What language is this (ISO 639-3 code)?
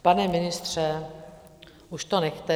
ces